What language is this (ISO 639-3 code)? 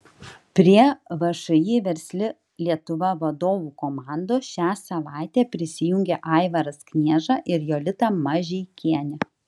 lit